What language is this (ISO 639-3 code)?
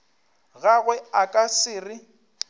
nso